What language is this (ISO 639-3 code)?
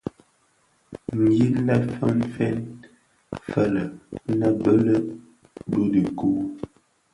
ksf